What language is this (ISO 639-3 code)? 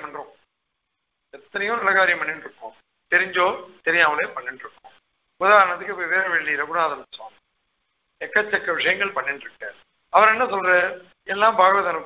ces